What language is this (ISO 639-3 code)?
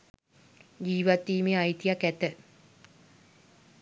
sin